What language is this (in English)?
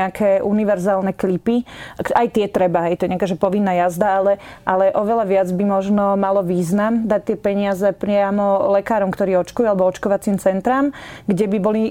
Slovak